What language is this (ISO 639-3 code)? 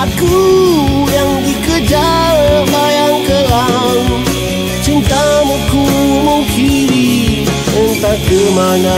ind